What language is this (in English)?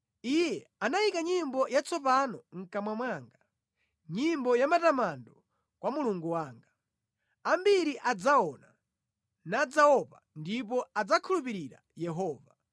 Nyanja